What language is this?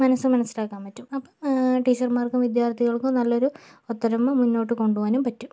Malayalam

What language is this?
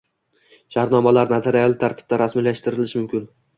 Uzbek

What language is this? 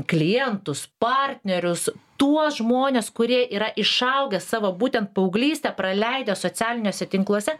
Lithuanian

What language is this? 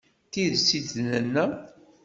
Kabyle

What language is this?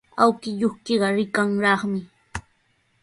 Sihuas Ancash Quechua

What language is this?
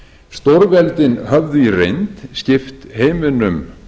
Icelandic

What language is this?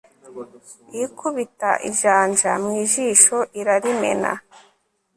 Kinyarwanda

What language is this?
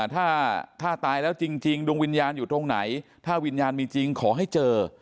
Thai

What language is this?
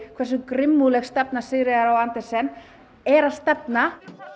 Icelandic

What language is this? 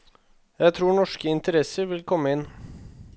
Norwegian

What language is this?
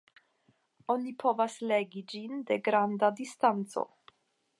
Esperanto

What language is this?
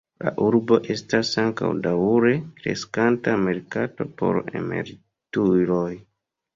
Esperanto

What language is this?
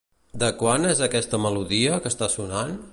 Catalan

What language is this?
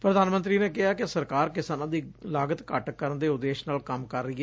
Punjabi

